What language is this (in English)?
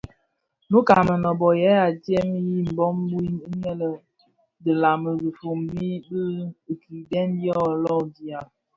Bafia